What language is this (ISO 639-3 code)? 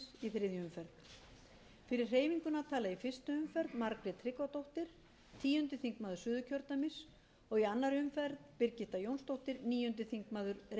isl